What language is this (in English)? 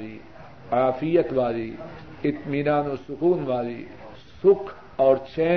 Urdu